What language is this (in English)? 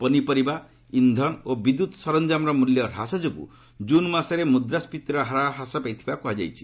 Odia